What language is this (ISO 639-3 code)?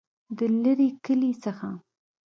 pus